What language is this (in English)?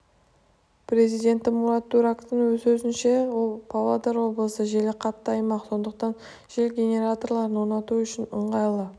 Kazakh